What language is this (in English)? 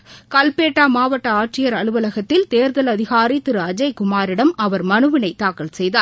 Tamil